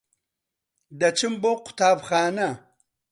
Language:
Central Kurdish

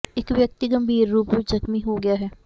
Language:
Punjabi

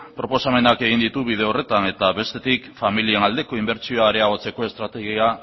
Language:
Basque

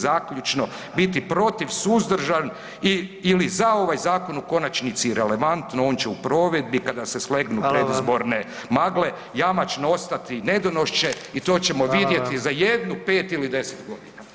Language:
Croatian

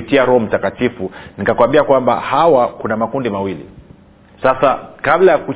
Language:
Swahili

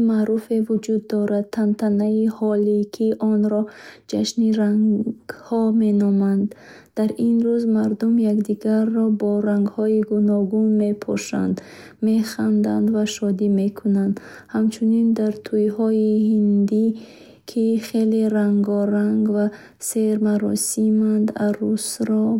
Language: Bukharic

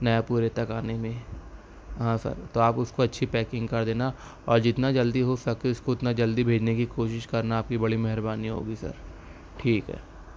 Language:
Urdu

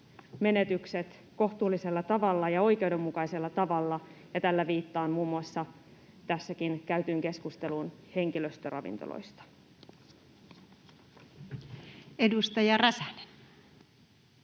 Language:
Finnish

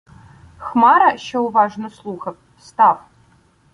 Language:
Ukrainian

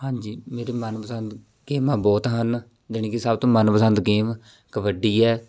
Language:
Punjabi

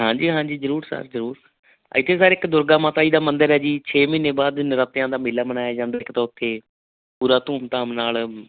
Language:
Punjabi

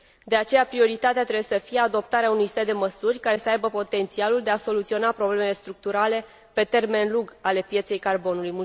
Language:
Romanian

